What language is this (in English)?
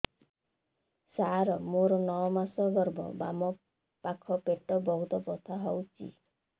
Odia